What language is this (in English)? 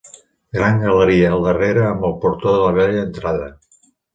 Catalan